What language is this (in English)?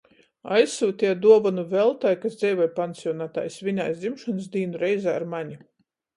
Latgalian